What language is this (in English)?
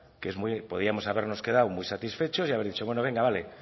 Spanish